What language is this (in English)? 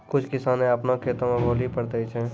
Maithili